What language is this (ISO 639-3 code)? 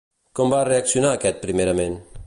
cat